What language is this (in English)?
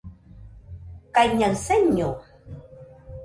Nüpode Huitoto